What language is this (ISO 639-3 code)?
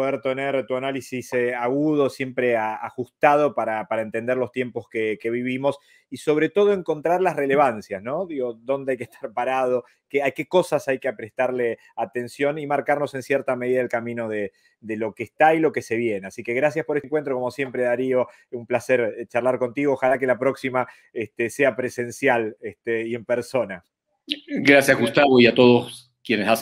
spa